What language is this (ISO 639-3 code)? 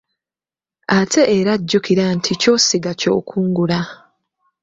lug